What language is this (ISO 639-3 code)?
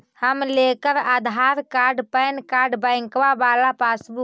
mag